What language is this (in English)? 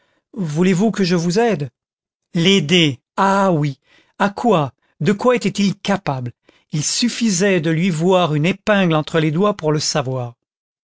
French